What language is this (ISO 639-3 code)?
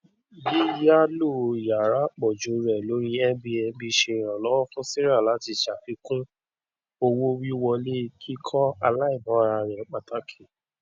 yor